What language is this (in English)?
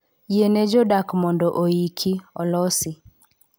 Luo (Kenya and Tanzania)